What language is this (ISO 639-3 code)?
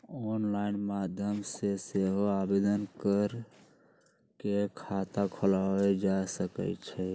mag